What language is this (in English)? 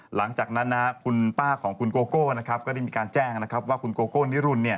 Thai